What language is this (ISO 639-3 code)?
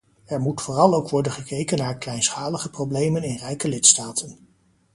nld